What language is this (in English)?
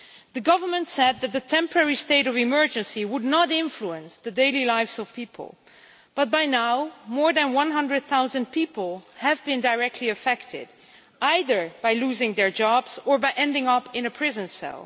English